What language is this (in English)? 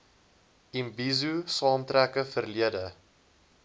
Afrikaans